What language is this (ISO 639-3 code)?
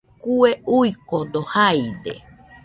hux